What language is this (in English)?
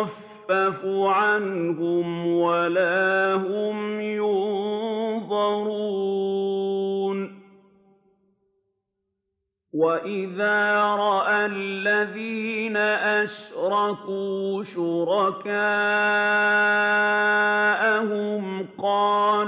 Arabic